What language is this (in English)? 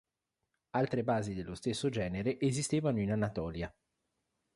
Italian